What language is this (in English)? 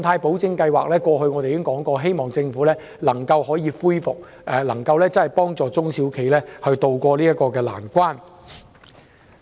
Cantonese